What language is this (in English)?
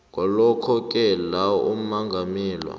South Ndebele